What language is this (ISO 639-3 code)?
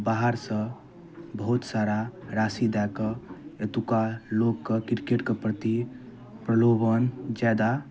mai